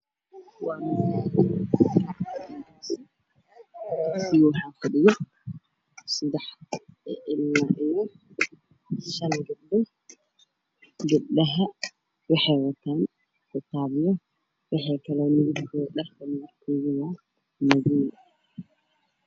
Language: Somali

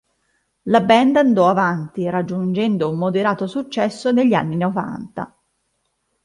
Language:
Italian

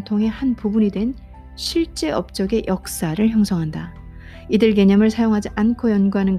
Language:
Korean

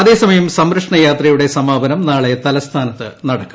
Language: Malayalam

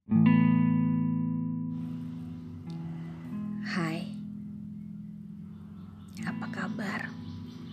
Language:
Indonesian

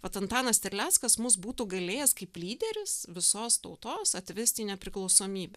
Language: Lithuanian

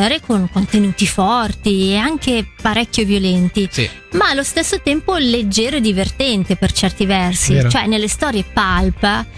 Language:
Italian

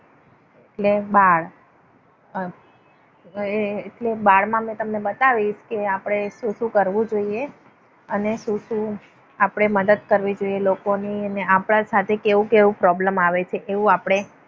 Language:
Gujarati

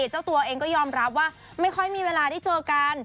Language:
Thai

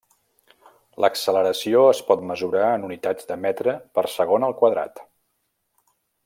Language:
Catalan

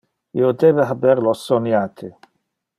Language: Interlingua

